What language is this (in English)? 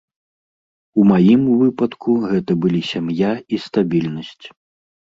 Belarusian